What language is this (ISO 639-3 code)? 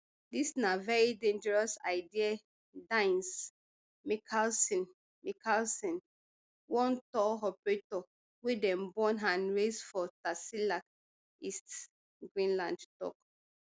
pcm